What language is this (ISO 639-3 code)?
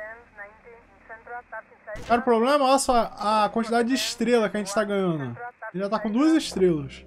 por